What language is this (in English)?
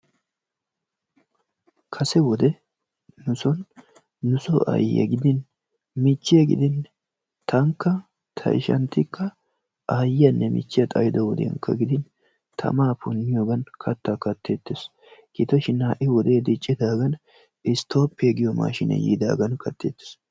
Wolaytta